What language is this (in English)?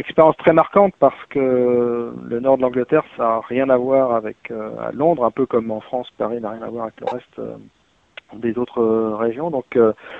French